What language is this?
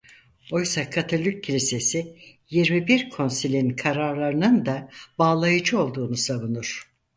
Turkish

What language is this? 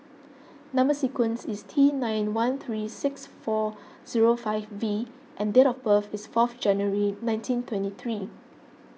English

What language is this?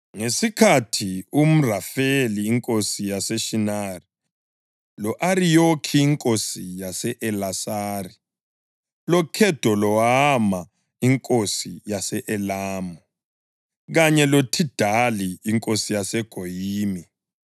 North Ndebele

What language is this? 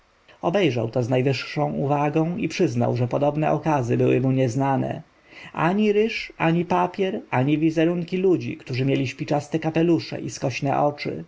Polish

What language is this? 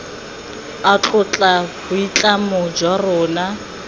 Tswana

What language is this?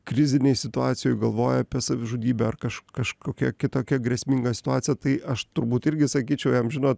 Lithuanian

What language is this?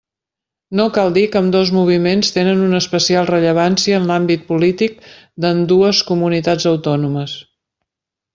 Catalan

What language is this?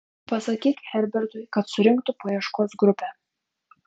Lithuanian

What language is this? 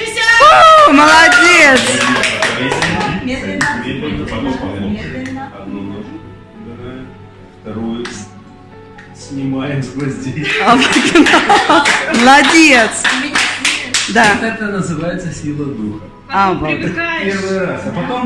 Russian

